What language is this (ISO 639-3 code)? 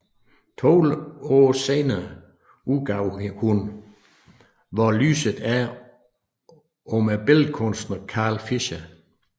dan